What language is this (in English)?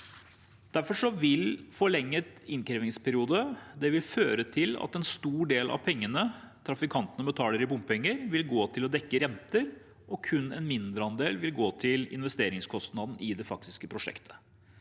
Norwegian